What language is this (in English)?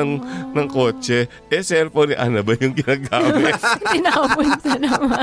Filipino